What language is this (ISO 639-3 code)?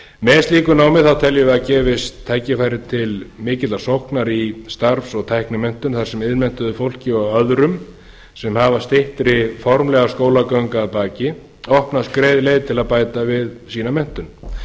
isl